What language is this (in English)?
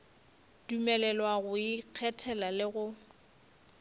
Northern Sotho